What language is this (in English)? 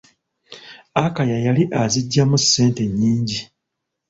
Ganda